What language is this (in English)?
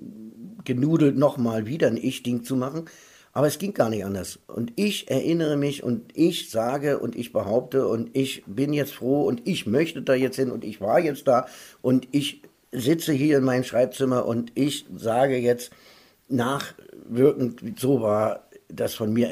German